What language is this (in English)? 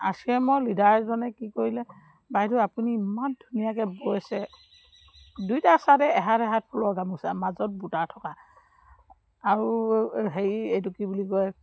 Assamese